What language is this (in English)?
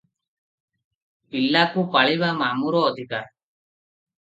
Odia